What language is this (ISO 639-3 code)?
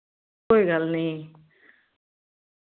doi